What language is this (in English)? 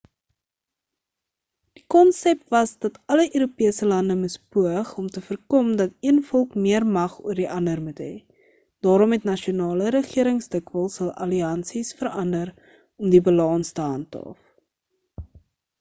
Afrikaans